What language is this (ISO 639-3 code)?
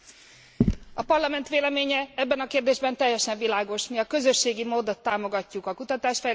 hun